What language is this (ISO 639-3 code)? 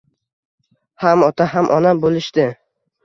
uzb